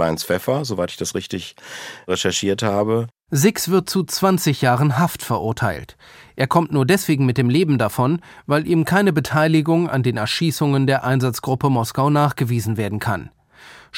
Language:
German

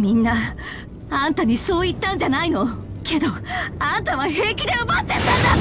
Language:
Japanese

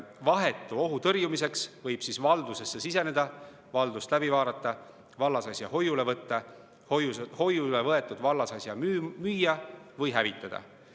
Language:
Estonian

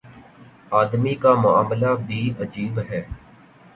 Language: Urdu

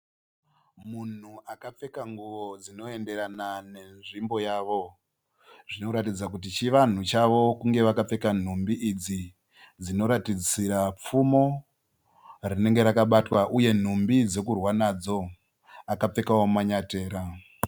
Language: Shona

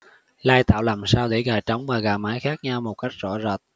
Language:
Vietnamese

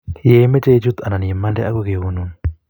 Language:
Kalenjin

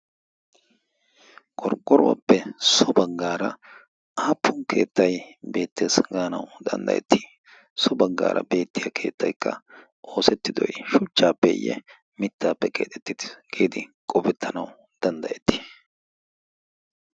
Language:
Wolaytta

